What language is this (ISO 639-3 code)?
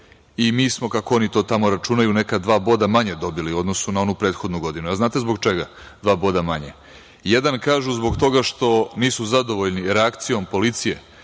srp